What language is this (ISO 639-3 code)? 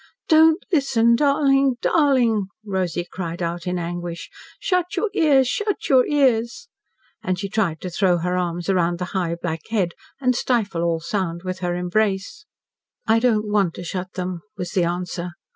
eng